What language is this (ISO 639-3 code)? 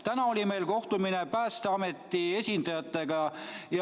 est